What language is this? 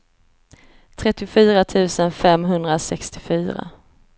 Swedish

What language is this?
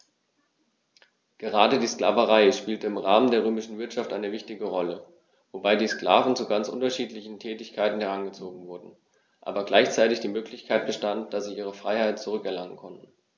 German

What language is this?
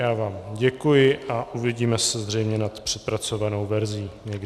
Czech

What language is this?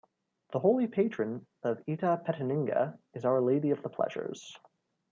English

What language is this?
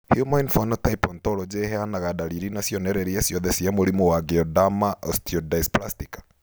Kikuyu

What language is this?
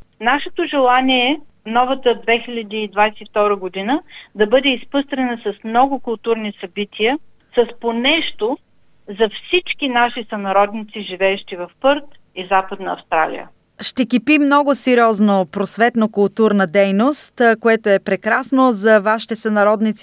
Bulgarian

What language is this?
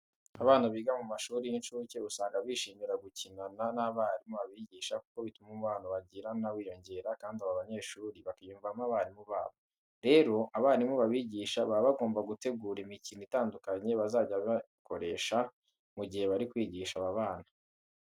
Kinyarwanda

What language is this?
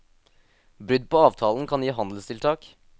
Norwegian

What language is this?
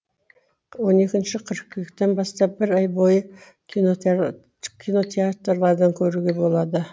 Kazakh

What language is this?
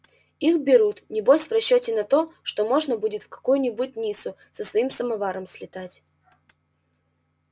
Russian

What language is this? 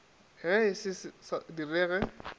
Northern Sotho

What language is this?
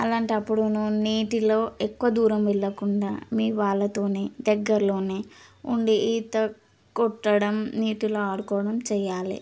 Telugu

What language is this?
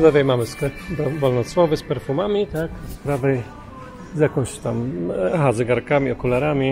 Polish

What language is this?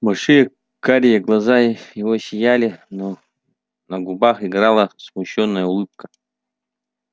Russian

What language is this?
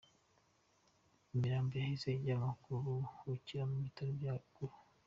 Kinyarwanda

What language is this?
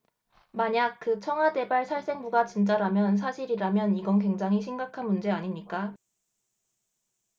Korean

